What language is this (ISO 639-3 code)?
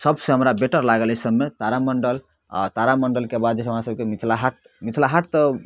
mai